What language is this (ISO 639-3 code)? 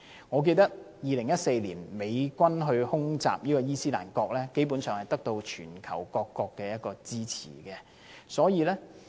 yue